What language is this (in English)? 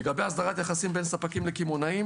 Hebrew